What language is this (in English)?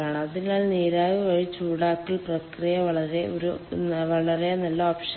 Malayalam